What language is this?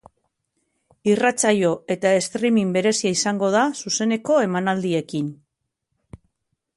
Basque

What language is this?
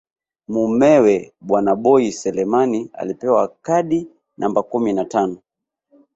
Swahili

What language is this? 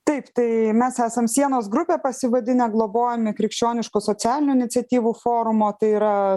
Lithuanian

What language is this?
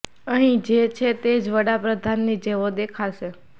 Gujarati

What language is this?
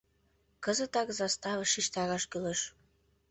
Mari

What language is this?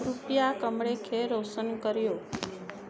Sindhi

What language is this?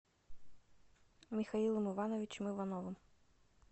Russian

